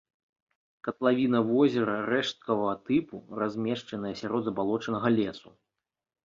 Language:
Belarusian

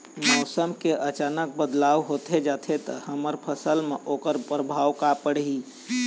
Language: Chhattisgarhi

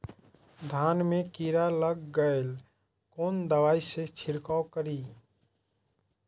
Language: Maithili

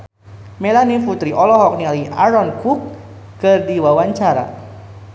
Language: Sundanese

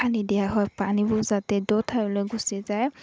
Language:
Assamese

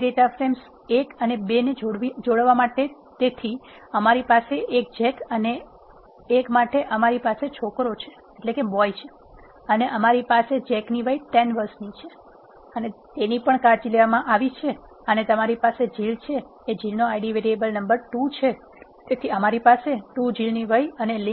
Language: Gujarati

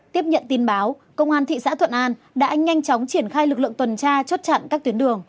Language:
Vietnamese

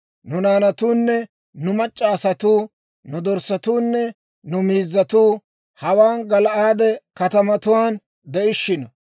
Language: Dawro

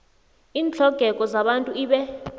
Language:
South Ndebele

